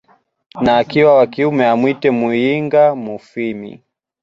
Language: Swahili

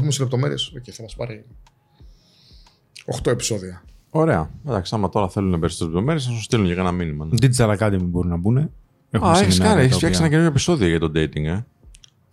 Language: Greek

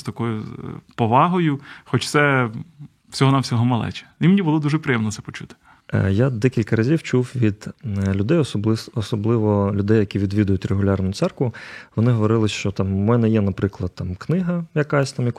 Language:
Ukrainian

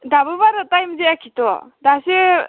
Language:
Bodo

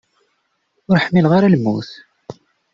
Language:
Kabyle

